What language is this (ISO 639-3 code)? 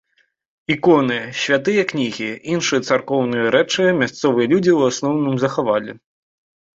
bel